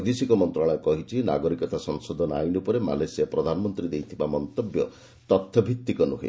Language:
Odia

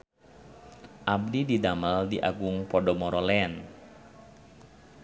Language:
Sundanese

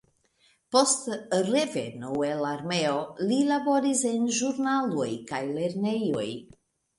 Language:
Esperanto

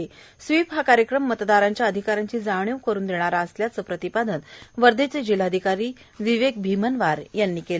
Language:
Marathi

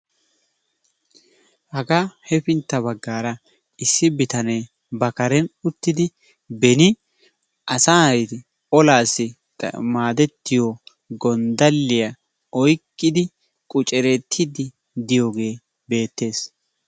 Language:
Wolaytta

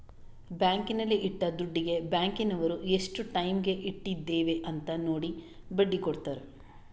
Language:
Kannada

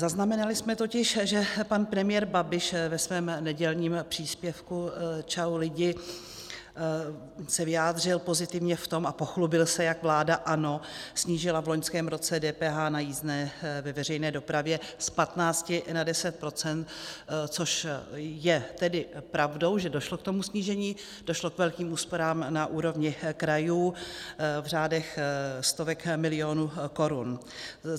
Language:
Czech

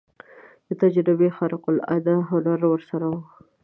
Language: Pashto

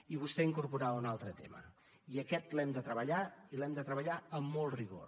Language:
Catalan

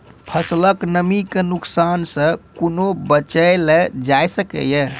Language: Maithili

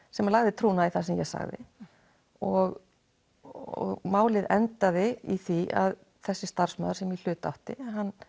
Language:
Icelandic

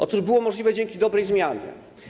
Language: Polish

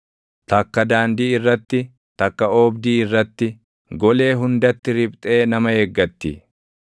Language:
Oromo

